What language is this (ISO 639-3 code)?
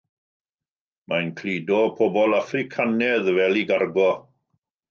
cym